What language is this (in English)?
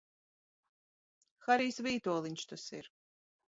Latvian